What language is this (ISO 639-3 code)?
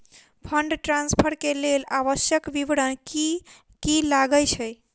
mai